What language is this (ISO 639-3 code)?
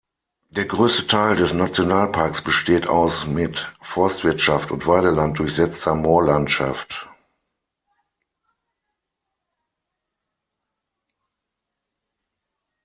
deu